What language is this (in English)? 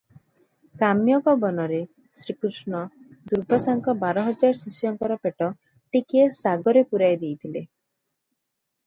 Odia